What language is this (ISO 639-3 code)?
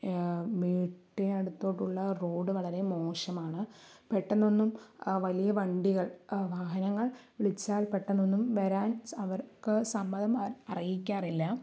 mal